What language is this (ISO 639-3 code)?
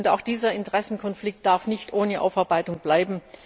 deu